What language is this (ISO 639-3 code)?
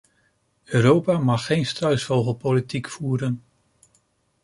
nld